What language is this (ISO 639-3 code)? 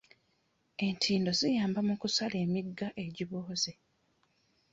lug